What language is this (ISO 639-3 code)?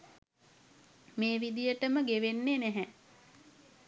sin